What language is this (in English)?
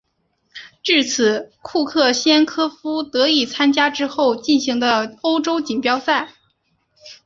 Chinese